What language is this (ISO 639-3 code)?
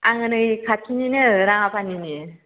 brx